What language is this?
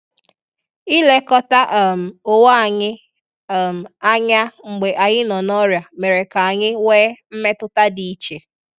Igbo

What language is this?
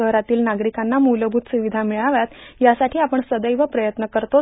Marathi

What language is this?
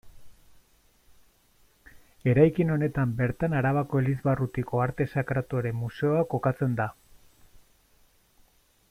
Basque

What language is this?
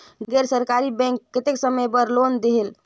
Chhattisgarhi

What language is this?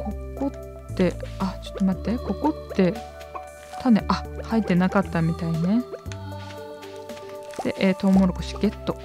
Japanese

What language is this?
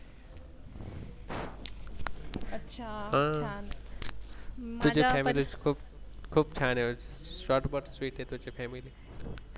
Marathi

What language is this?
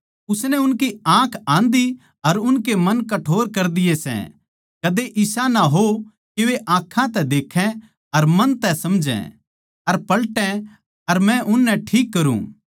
Haryanvi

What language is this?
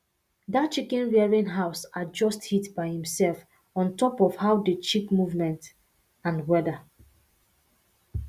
Nigerian Pidgin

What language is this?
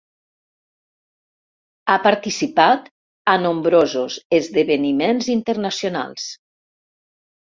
Catalan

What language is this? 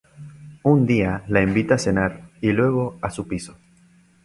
Spanish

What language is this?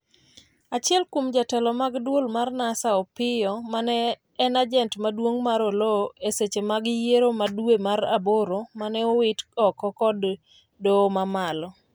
Luo (Kenya and Tanzania)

